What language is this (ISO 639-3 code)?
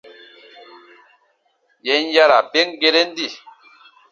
bba